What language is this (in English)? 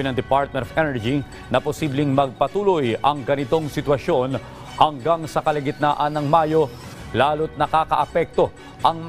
Filipino